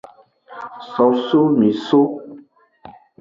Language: Aja (Benin)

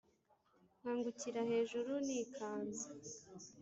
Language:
Kinyarwanda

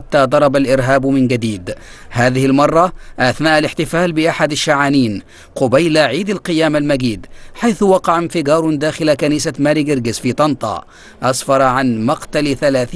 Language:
Arabic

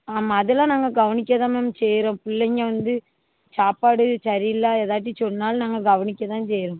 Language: Tamil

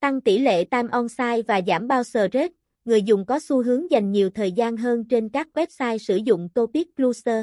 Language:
Vietnamese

